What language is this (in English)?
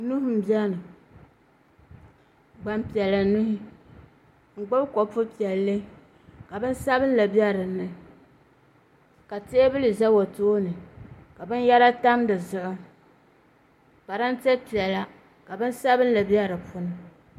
Dagbani